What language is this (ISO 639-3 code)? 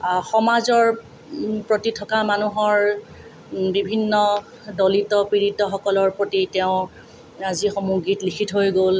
asm